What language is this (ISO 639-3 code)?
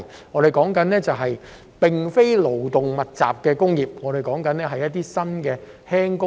yue